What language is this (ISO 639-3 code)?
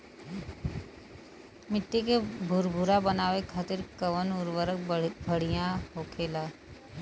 bho